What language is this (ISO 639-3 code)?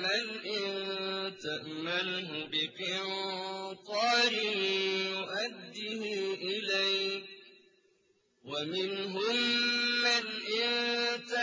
ara